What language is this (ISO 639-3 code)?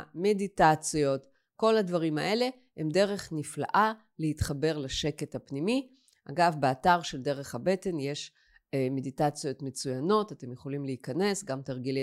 heb